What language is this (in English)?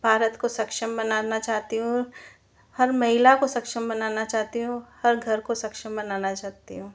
Hindi